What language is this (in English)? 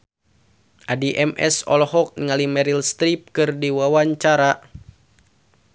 Sundanese